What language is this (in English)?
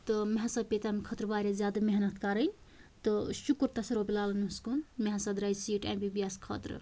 Kashmiri